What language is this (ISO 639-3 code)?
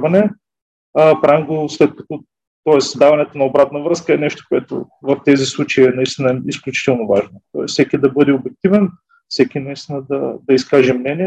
bul